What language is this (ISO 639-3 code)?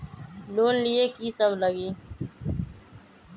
mag